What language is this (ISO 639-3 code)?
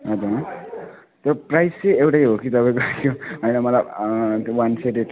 nep